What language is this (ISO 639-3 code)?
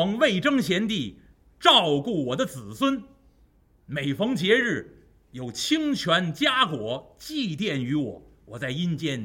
zho